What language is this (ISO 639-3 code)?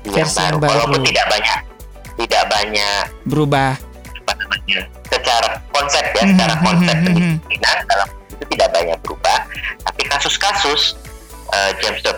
ind